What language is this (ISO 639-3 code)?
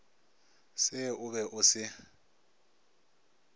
nso